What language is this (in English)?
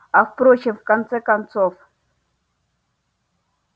Russian